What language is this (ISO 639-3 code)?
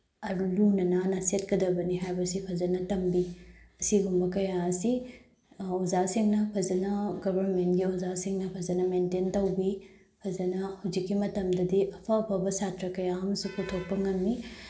mni